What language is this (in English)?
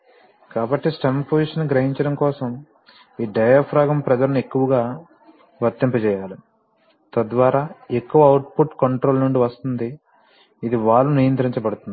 Telugu